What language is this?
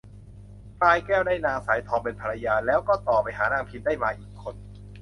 Thai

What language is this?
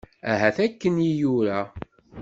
Kabyle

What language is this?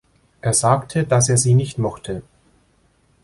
German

